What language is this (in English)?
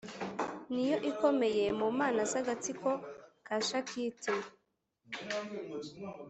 Kinyarwanda